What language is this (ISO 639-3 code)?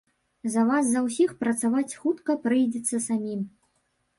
bel